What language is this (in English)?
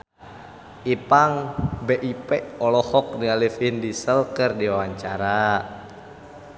Sundanese